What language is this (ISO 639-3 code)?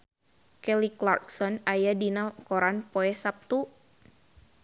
sun